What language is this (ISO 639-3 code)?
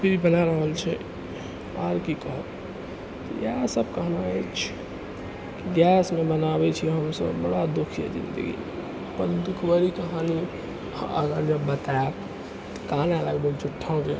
mai